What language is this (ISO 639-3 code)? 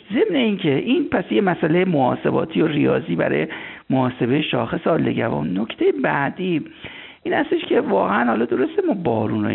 fas